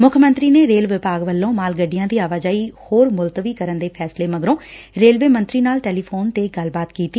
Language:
Punjabi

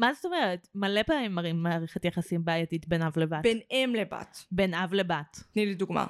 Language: Hebrew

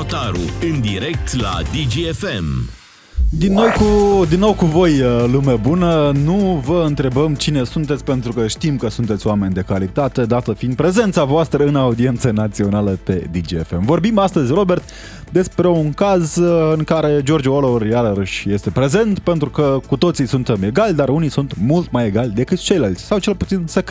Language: Romanian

